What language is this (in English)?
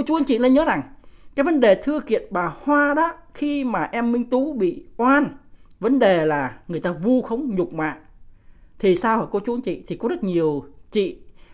Vietnamese